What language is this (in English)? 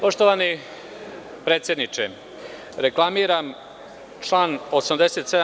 Serbian